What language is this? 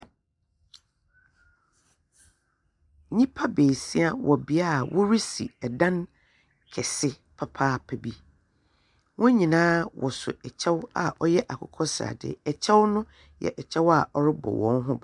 Akan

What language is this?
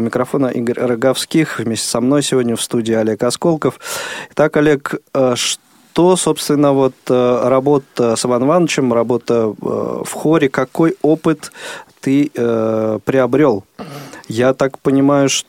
Russian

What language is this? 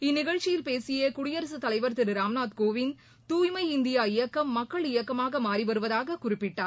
Tamil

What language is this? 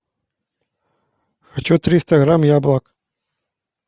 Russian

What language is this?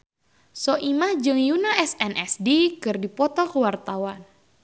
Sundanese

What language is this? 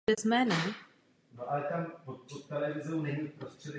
Czech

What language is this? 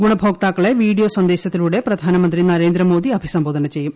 Malayalam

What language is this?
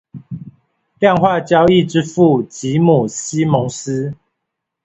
Chinese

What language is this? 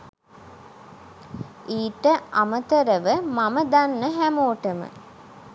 Sinhala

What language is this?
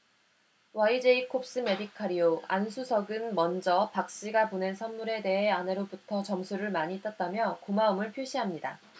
Korean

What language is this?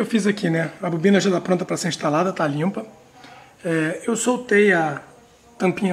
Portuguese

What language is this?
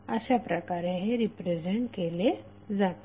Marathi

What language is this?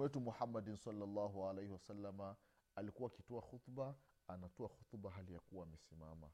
Swahili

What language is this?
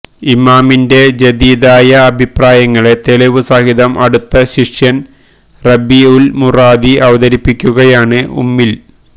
Malayalam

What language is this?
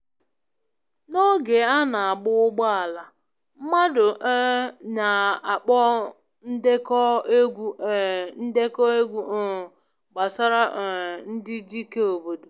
Igbo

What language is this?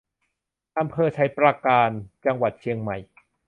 Thai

